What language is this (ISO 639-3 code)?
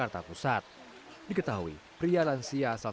ind